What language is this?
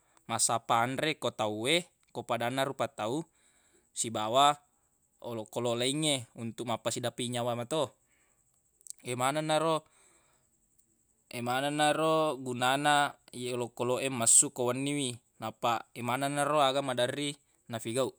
Buginese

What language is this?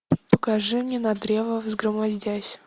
Russian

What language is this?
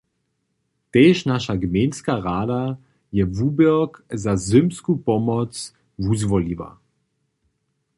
Upper Sorbian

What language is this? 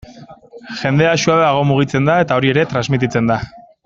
Basque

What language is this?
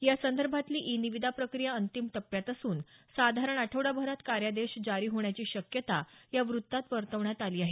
Marathi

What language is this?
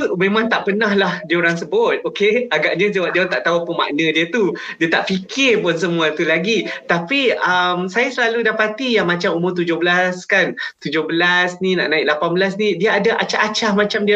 Malay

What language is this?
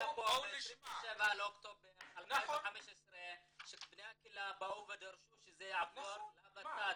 Hebrew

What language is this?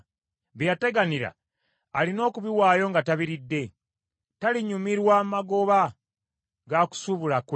Ganda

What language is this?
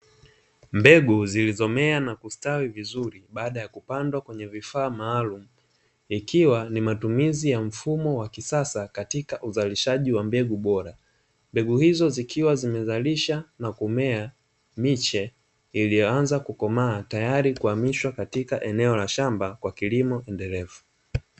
Swahili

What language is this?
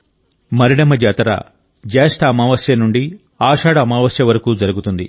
Telugu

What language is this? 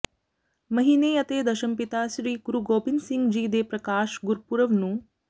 Punjabi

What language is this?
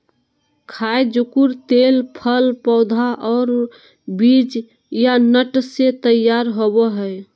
Magahi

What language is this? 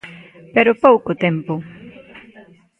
Galician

